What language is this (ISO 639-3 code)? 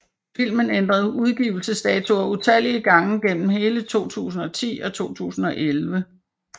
dan